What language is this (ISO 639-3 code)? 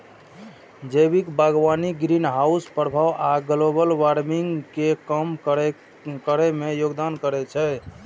mai